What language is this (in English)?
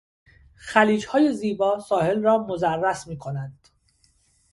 Persian